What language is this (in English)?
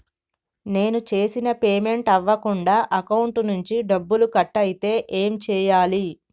Telugu